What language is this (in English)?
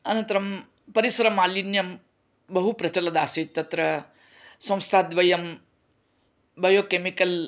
Sanskrit